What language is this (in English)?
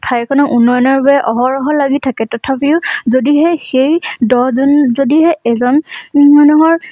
Assamese